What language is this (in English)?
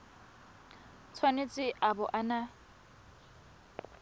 Tswana